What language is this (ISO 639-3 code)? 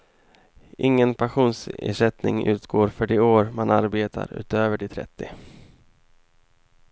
swe